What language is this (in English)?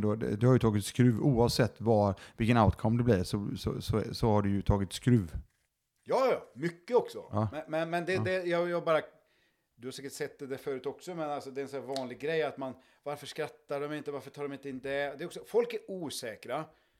Swedish